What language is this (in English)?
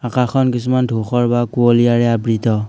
Assamese